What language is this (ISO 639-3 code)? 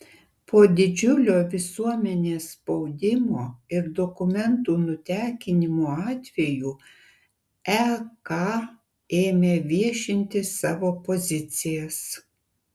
lit